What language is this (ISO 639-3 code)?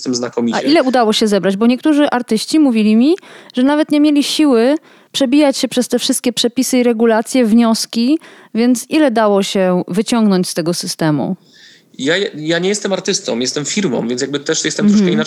pol